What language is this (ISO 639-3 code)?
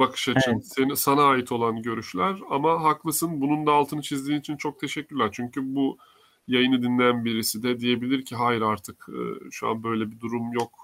tur